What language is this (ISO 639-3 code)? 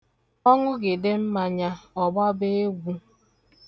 ibo